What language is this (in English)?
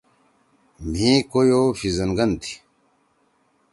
Torwali